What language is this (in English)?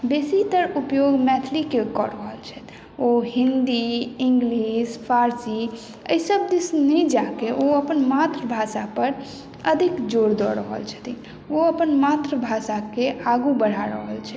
Maithili